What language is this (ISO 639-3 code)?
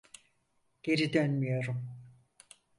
tur